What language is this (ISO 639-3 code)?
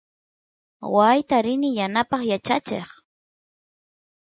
qus